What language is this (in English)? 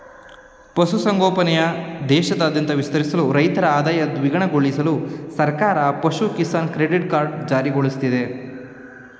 Kannada